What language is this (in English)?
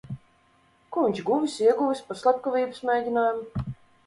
Latvian